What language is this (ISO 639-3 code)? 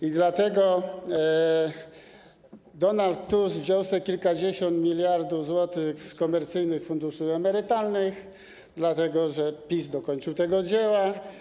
pol